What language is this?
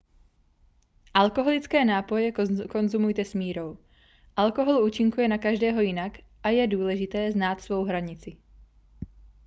Czech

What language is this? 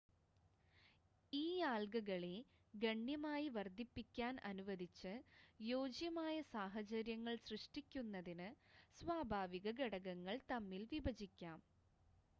Malayalam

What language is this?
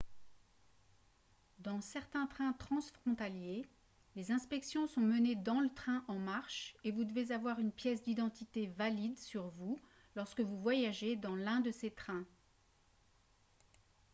French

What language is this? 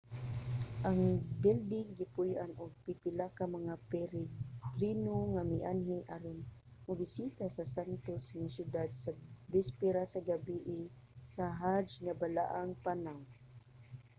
Cebuano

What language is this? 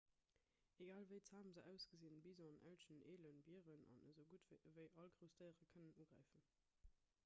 Luxembourgish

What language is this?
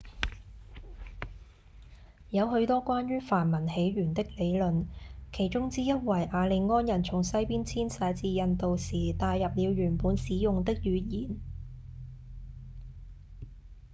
Cantonese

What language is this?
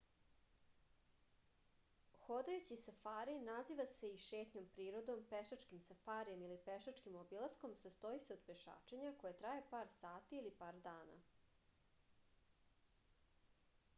Serbian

